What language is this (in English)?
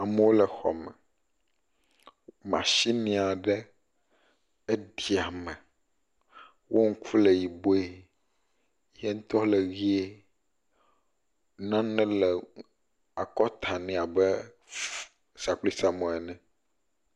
Ewe